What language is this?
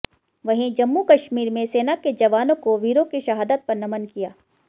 Hindi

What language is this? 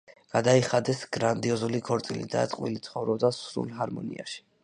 Georgian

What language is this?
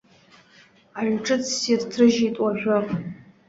Abkhazian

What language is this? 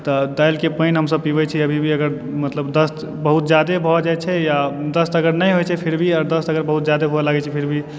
Maithili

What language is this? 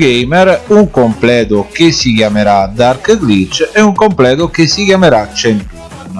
Italian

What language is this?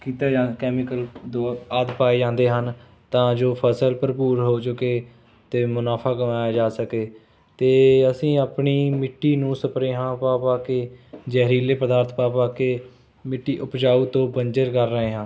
Punjabi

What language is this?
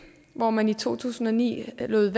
Danish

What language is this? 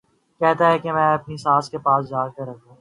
Urdu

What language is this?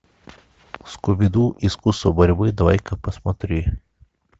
Russian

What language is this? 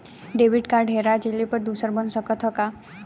Bhojpuri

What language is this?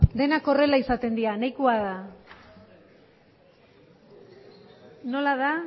Basque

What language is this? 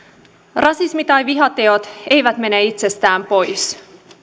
Finnish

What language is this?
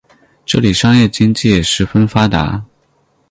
Chinese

